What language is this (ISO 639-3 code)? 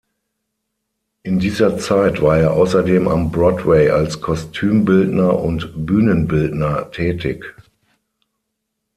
deu